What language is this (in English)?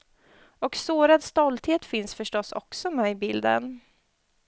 Swedish